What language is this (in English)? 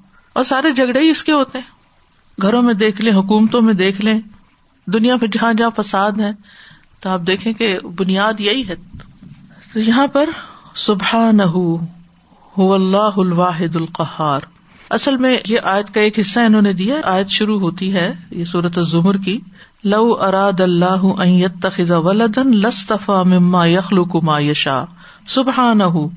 Urdu